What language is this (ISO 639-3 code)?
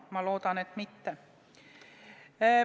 est